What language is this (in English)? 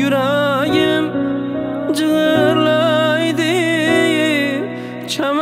Turkish